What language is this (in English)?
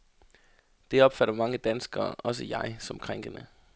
Danish